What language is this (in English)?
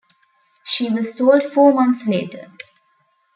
English